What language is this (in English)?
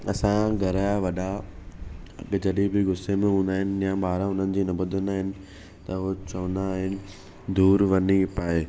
Sindhi